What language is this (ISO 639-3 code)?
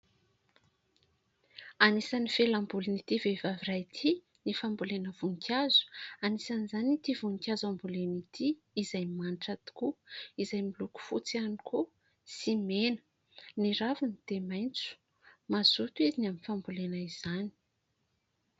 mlg